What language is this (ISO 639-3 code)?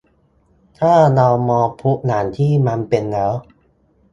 tha